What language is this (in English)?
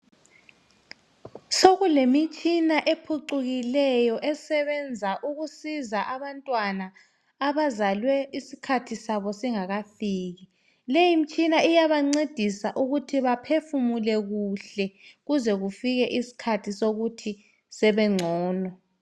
North Ndebele